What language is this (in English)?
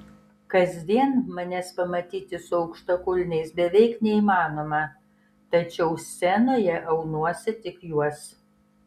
Lithuanian